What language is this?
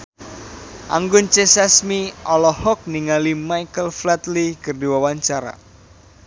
Sundanese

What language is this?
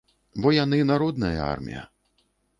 Belarusian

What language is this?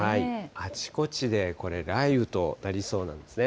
Japanese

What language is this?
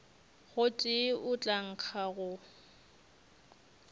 Northern Sotho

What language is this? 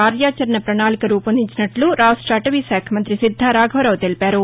Telugu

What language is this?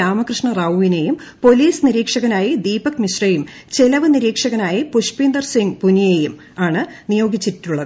Malayalam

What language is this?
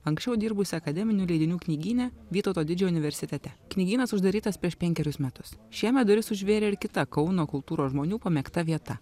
Lithuanian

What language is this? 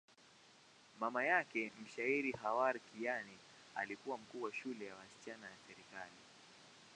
Swahili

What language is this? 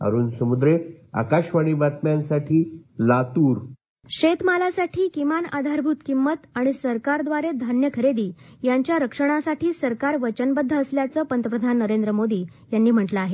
Marathi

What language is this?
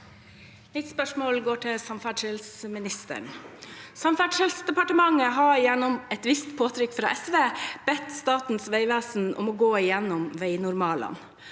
Norwegian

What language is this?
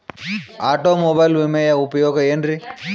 Kannada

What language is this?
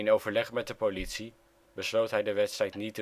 Dutch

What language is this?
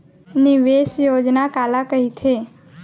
Chhattisgarhi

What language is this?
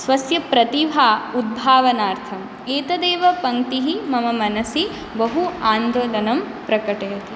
Sanskrit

